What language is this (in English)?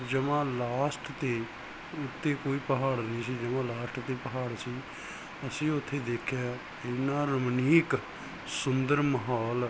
Punjabi